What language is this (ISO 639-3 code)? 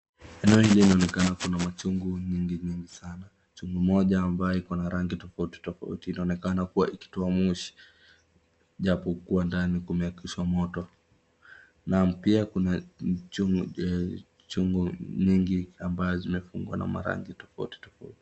swa